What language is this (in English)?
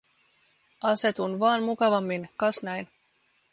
Finnish